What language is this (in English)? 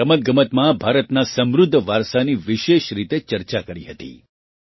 Gujarati